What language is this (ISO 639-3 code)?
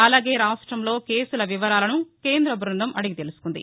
tel